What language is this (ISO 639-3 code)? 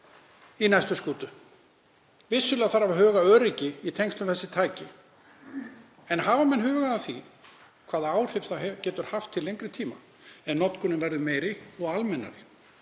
isl